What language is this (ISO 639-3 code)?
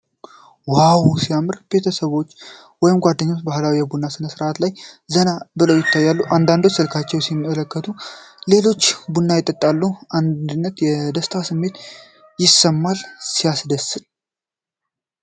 amh